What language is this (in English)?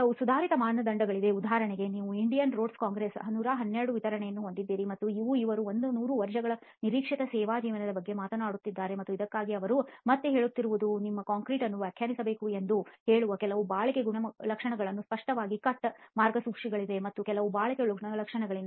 Kannada